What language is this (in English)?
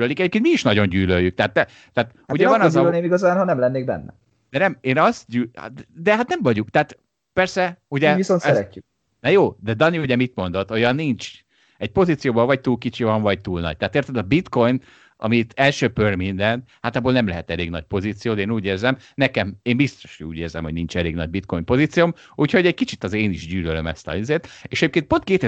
Hungarian